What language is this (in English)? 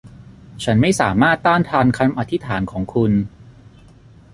Thai